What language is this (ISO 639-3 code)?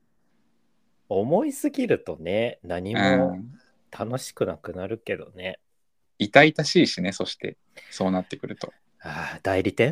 jpn